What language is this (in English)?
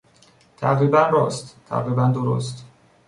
Persian